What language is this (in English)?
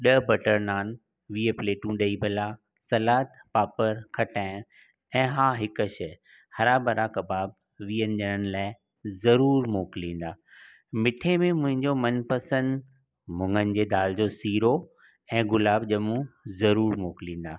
Sindhi